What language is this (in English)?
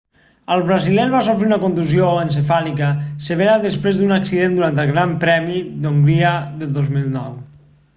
Catalan